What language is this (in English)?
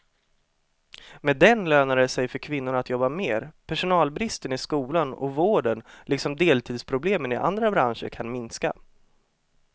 Swedish